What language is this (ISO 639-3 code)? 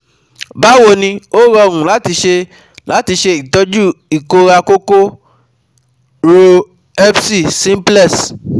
yor